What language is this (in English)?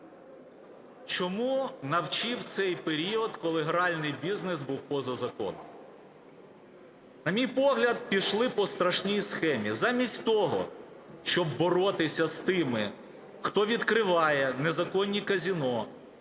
Ukrainian